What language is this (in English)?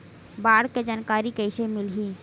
Chhattisgarhi